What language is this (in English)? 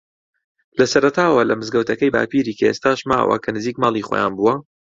Central Kurdish